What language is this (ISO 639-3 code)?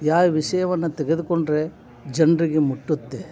kan